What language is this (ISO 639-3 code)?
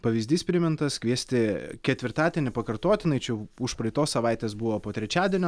lit